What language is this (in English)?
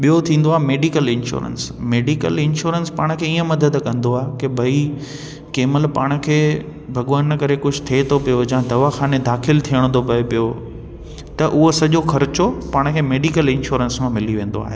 Sindhi